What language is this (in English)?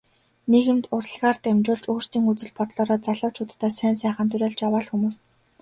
Mongolian